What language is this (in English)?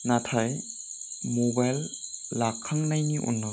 Bodo